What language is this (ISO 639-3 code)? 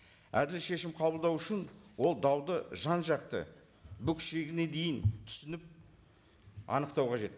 kaz